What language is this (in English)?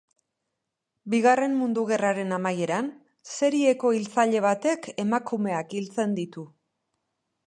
Basque